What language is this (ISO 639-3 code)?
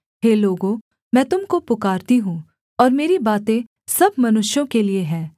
hin